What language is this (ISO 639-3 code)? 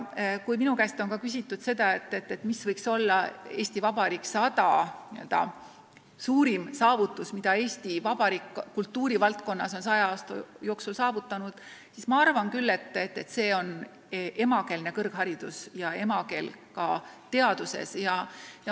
est